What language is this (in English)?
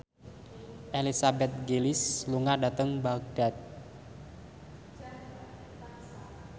Javanese